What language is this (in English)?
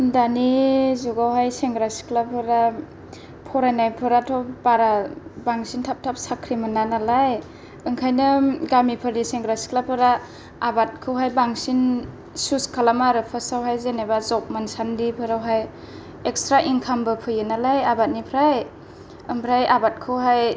Bodo